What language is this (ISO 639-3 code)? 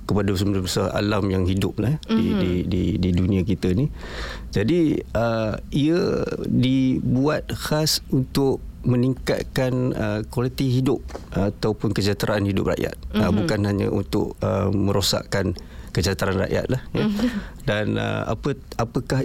msa